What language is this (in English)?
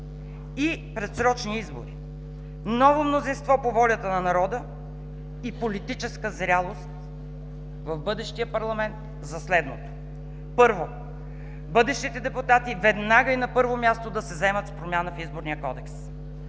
Bulgarian